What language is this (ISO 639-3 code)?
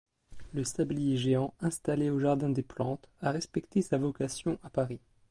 fra